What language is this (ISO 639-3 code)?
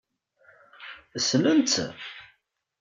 kab